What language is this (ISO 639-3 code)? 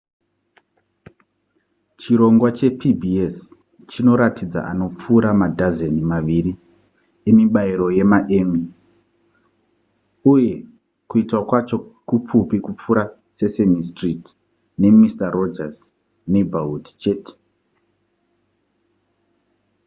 sna